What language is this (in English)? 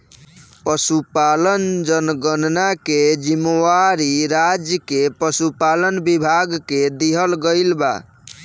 Bhojpuri